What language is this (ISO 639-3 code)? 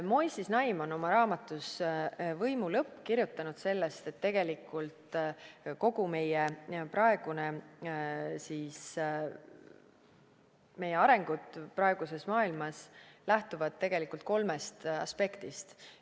est